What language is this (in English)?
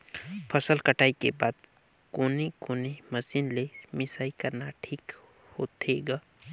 Chhattisgarhi